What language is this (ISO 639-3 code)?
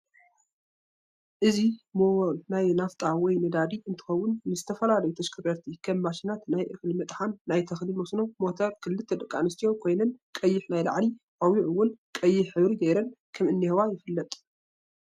tir